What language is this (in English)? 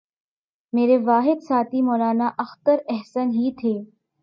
Urdu